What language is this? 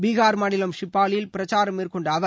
Tamil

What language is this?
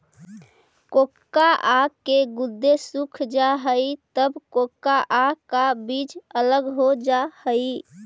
Magahi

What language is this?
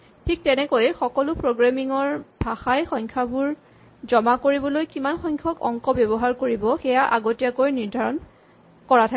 Assamese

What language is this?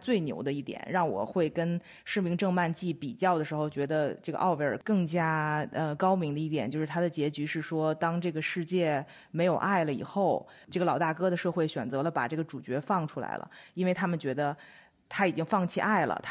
Chinese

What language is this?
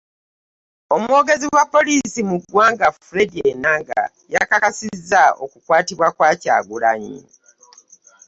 Ganda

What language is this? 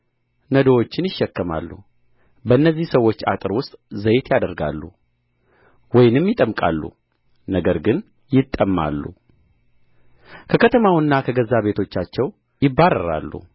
Amharic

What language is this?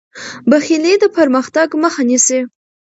Pashto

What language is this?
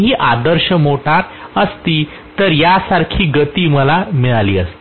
Marathi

